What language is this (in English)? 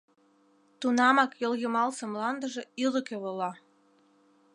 Mari